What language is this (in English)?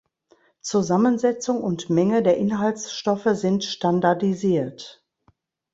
German